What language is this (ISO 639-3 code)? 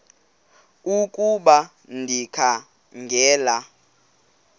xho